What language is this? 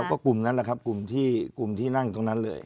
Thai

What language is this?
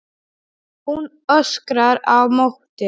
Icelandic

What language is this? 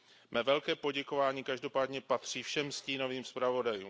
Czech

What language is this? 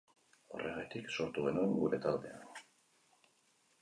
Basque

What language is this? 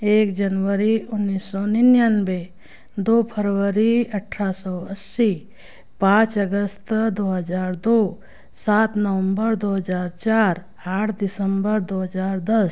Hindi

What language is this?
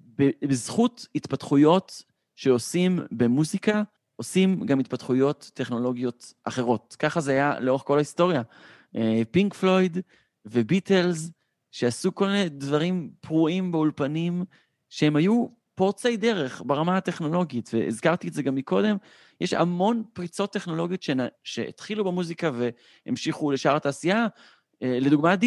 Hebrew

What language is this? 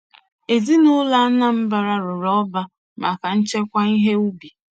Igbo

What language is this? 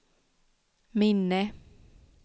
Swedish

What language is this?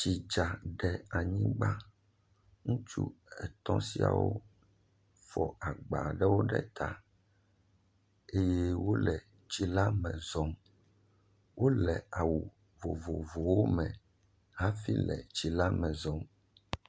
Ewe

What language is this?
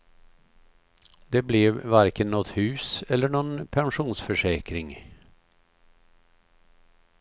Swedish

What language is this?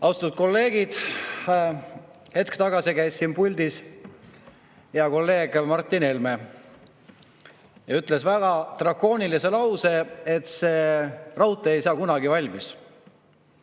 Estonian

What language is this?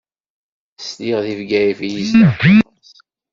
Kabyle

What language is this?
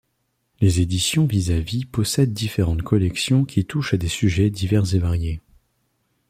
French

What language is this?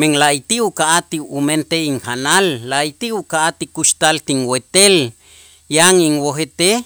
Itzá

